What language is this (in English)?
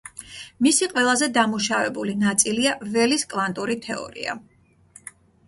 Georgian